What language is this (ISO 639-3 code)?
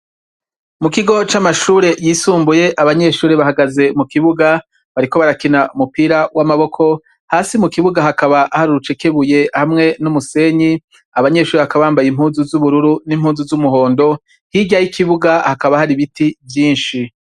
run